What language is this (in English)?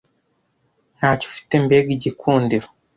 Kinyarwanda